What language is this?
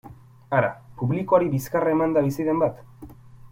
Basque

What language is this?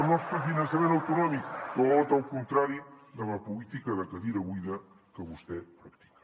Catalan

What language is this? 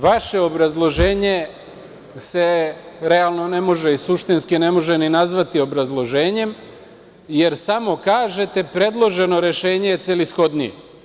Serbian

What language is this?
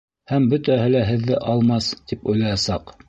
Bashkir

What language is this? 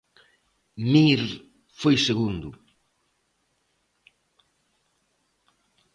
Galician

